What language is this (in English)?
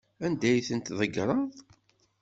Kabyle